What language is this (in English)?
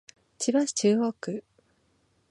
Japanese